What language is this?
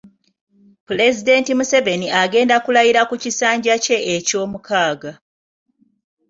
Ganda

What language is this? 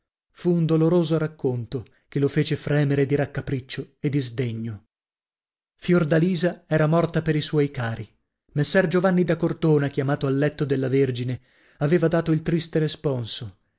Italian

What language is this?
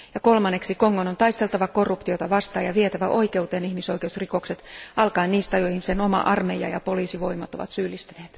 Finnish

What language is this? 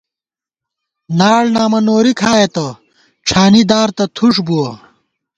Gawar-Bati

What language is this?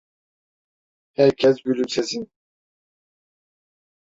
Turkish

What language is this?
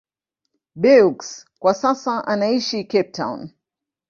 Swahili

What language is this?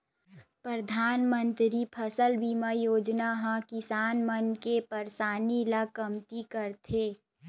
Chhattisgarhi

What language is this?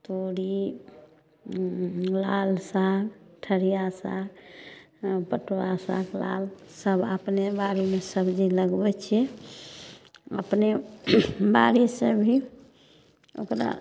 Maithili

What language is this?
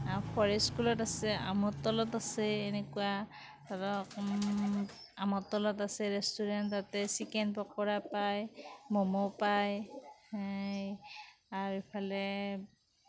Assamese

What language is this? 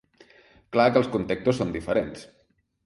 Catalan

